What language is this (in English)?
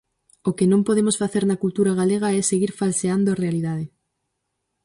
Galician